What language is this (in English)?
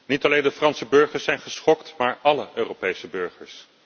Dutch